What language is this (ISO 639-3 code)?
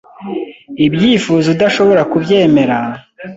kin